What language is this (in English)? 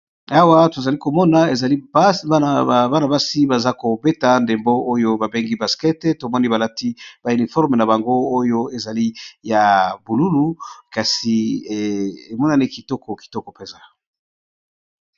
Lingala